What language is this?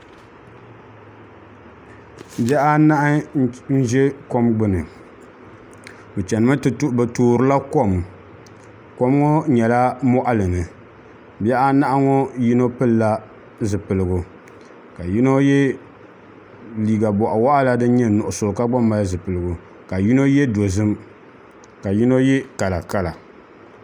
Dagbani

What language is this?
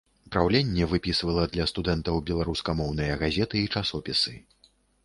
Belarusian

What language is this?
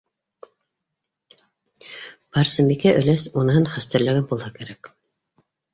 Bashkir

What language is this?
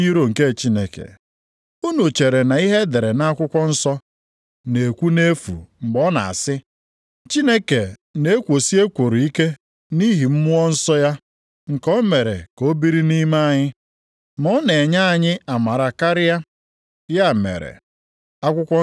Igbo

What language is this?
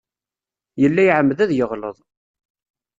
Kabyle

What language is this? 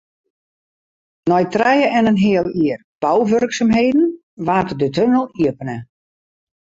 Western Frisian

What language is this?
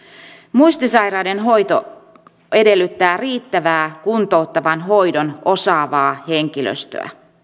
Finnish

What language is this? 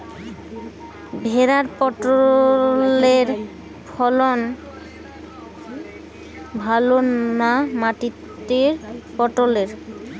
Bangla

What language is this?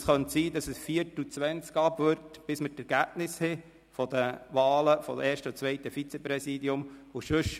Swiss German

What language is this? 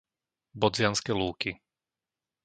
Slovak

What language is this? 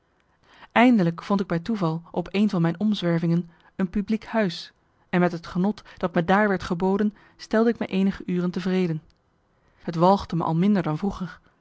Dutch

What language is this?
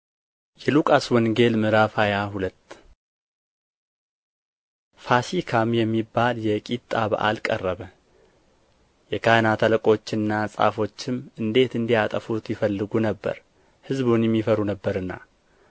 Amharic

